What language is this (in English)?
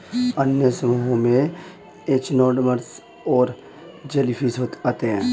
Hindi